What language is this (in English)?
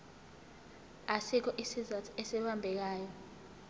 Zulu